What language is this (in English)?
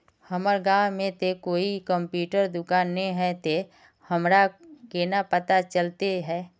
Magahi